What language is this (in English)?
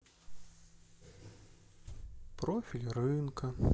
Russian